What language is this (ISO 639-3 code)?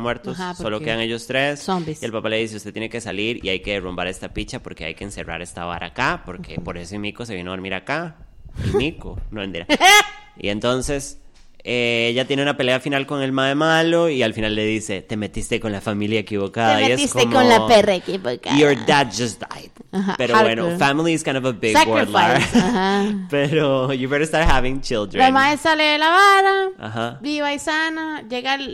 spa